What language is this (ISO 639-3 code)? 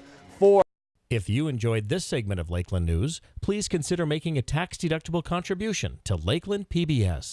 eng